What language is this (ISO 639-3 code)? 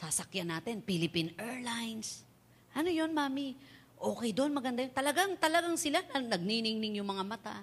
fil